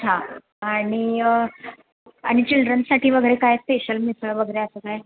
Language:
Marathi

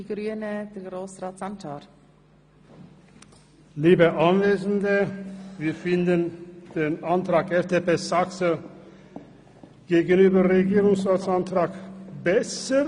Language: Swiss German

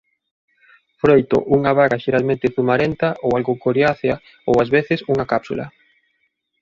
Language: Galician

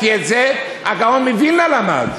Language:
Hebrew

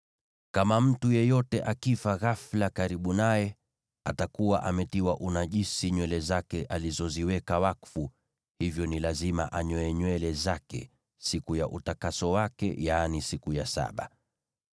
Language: Swahili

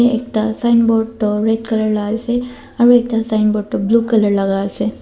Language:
Naga Pidgin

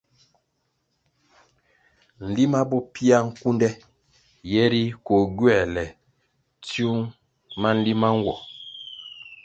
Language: Kwasio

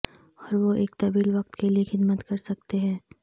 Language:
Urdu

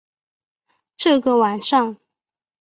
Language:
Chinese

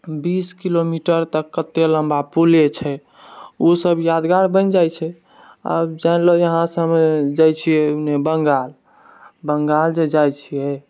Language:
Maithili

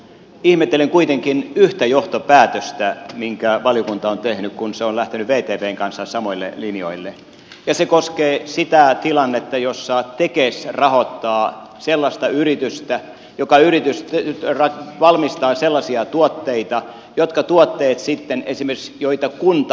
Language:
Finnish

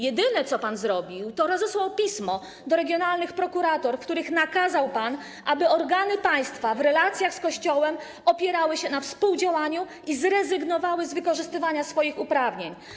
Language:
Polish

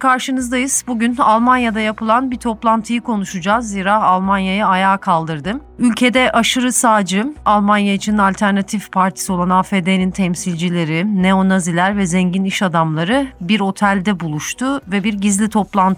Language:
Turkish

